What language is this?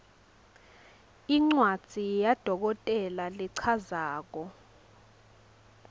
Swati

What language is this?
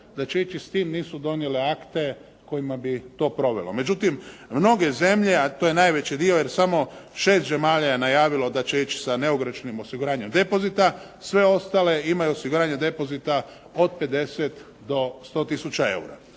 Croatian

